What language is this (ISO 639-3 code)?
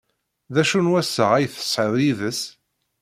kab